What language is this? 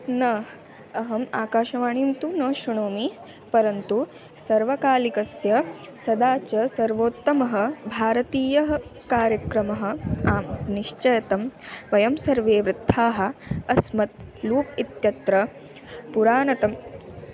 Sanskrit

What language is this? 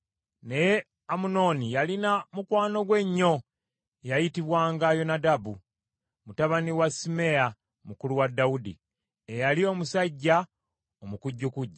Ganda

